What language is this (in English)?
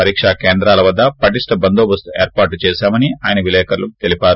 Telugu